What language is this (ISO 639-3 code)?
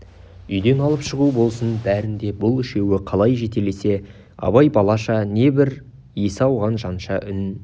kaz